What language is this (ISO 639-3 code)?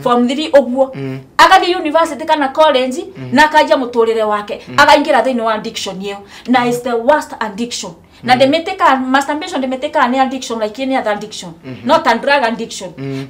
ita